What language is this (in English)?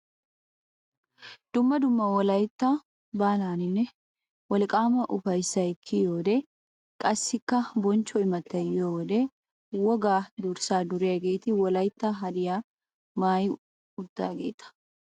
Wolaytta